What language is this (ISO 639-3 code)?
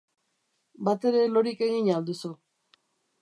eus